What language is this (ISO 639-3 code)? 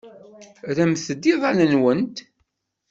kab